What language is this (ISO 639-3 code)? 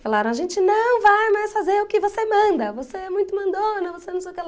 por